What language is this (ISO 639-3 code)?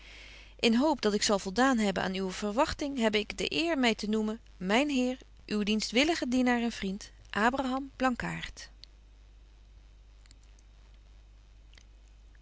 nld